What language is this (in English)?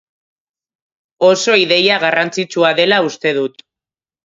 Basque